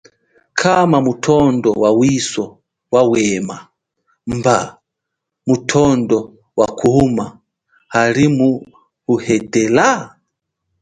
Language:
Chokwe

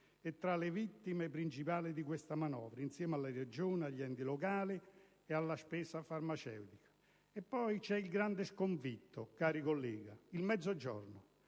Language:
Italian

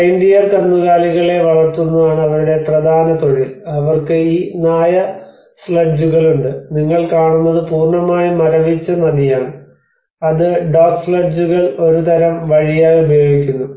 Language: Malayalam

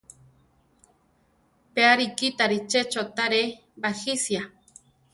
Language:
Central Tarahumara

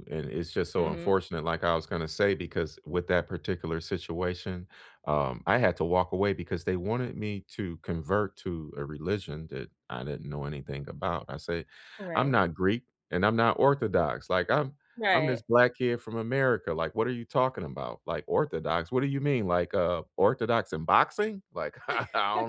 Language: English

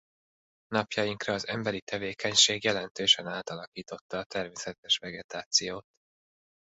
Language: Hungarian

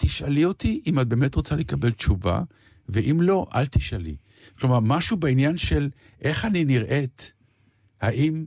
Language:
Hebrew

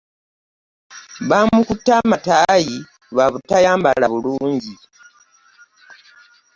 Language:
Ganda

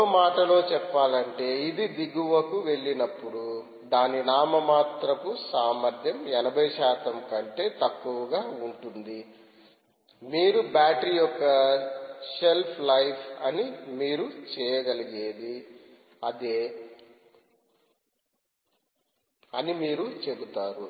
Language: Telugu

